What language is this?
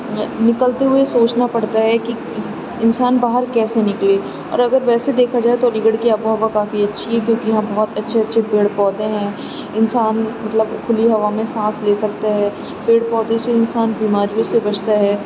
Urdu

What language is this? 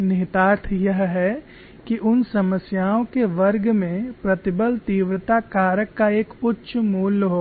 Hindi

